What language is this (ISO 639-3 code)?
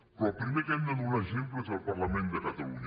cat